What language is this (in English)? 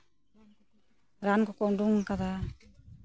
Santali